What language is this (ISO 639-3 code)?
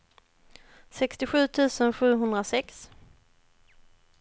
swe